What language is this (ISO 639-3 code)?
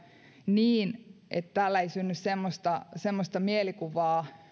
fin